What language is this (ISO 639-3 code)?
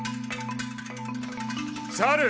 jpn